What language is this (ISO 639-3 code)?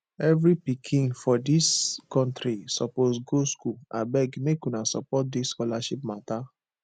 pcm